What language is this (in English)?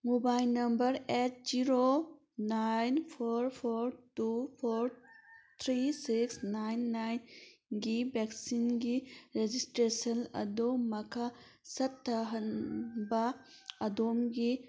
Manipuri